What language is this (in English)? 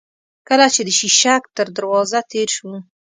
Pashto